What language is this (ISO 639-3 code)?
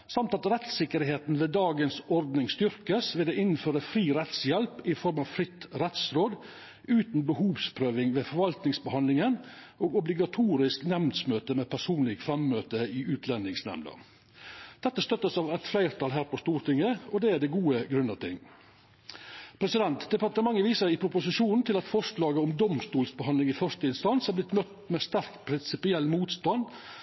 nno